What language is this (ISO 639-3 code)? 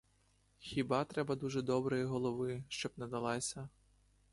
ukr